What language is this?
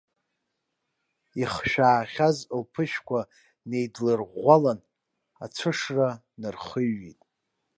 Abkhazian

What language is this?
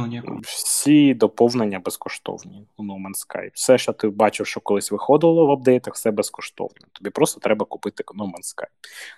Ukrainian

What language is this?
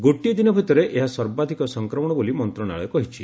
Odia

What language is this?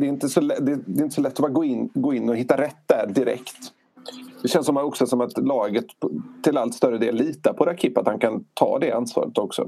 Swedish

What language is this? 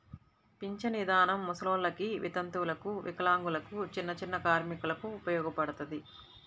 Telugu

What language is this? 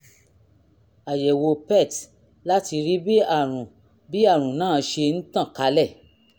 Yoruba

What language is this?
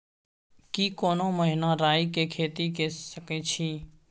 Maithili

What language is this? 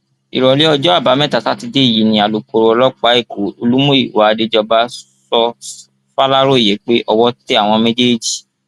Yoruba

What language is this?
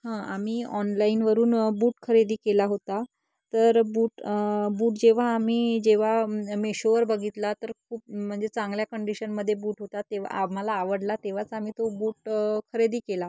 Marathi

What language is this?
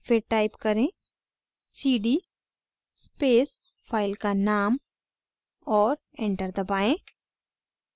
Hindi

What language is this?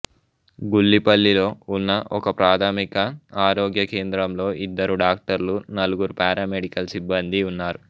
Telugu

